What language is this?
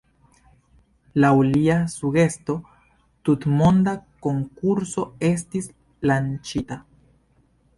Esperanto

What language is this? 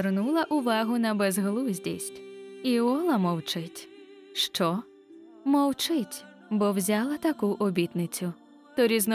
Ukrainian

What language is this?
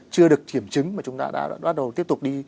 Vietnamese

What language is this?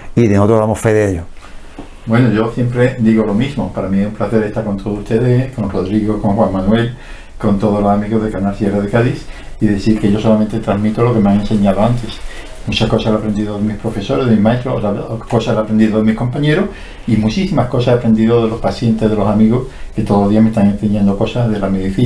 Spanish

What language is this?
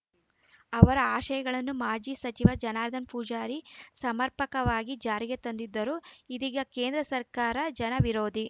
Kannada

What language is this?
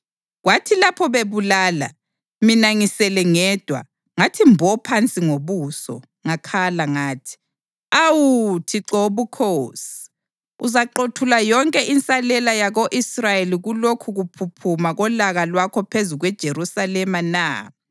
North Ndebele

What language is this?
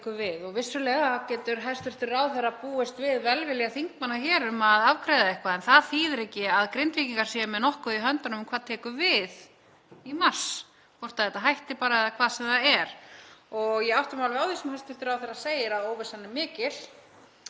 Icelandic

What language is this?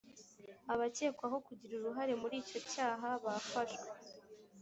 Kinyarwanda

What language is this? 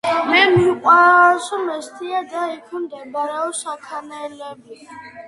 Georgian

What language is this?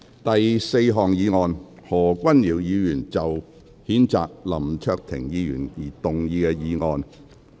Cantonese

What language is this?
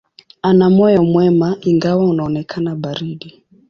Swahili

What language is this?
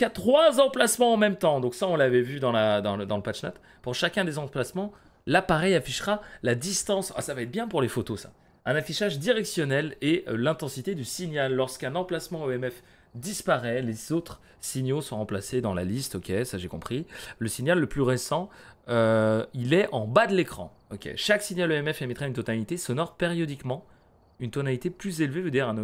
French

